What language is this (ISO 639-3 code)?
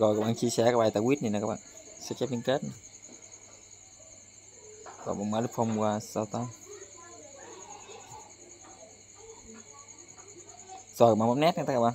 vie